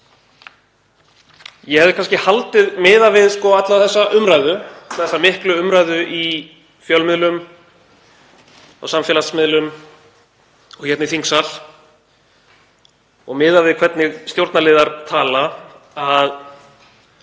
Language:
Icelandic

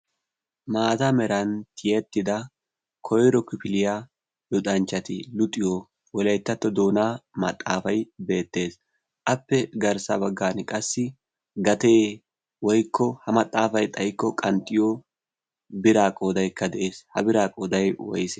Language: Wolaytta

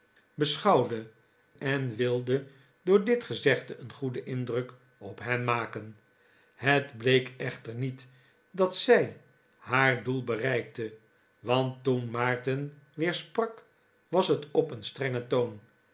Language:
Dutch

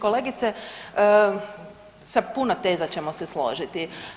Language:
Croatian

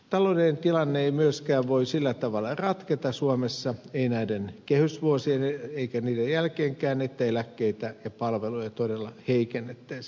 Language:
Finnish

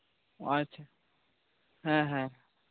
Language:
Santali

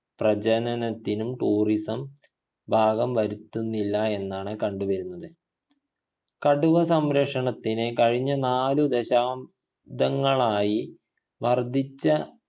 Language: Malayalam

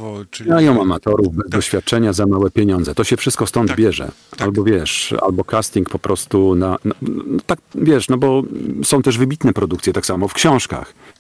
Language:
Polish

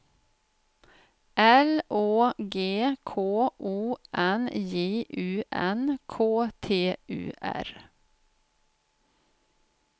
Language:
Swedish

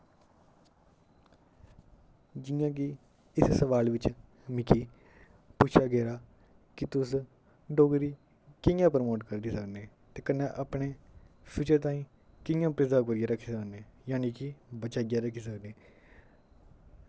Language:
Dogri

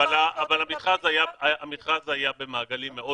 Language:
Hebrew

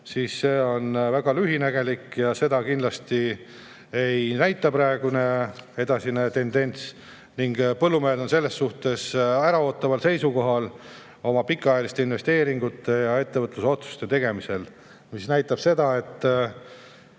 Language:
Estonian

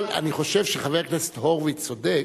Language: Hebrew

